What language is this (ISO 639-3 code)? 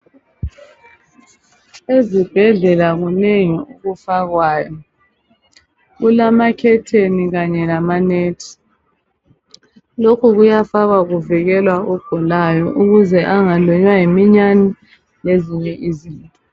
nde